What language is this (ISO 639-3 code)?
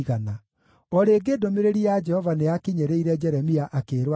kik